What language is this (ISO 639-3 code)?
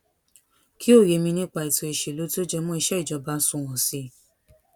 yor